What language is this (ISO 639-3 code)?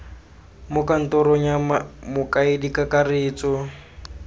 tsn